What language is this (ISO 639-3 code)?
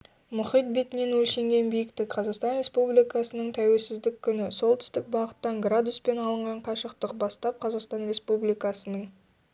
kaz